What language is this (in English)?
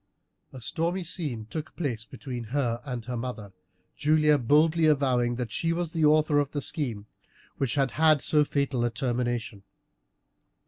English